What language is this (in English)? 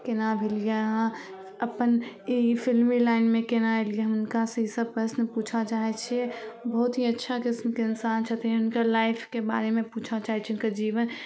Maithili